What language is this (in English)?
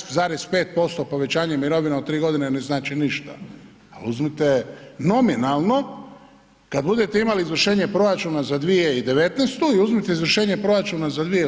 Croatian